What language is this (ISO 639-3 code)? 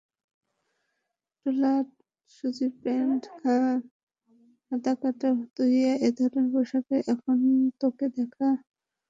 ben